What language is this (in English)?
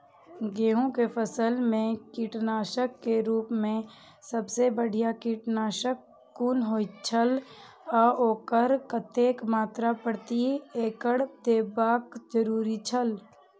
Maithili